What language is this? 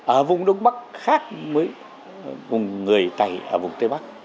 Vietnamese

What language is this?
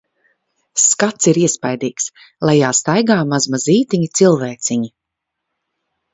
Latvian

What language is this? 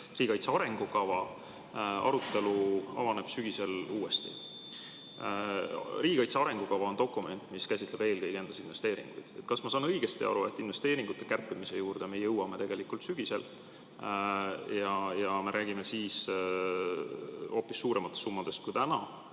Estonian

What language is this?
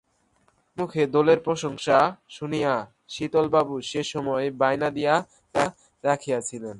Bangla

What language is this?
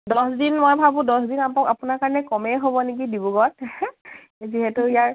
Assamese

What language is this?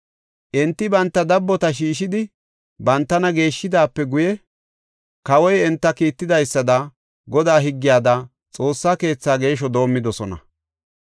Gofa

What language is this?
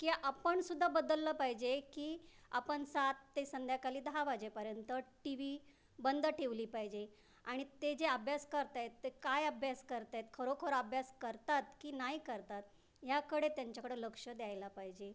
Marathi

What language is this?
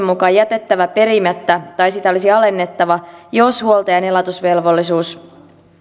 Finnish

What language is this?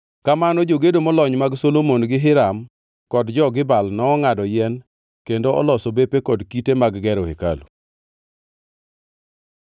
Luo (Kenya and Tanzania)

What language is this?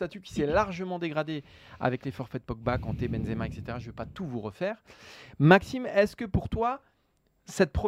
French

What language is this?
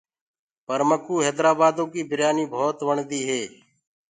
Gurgula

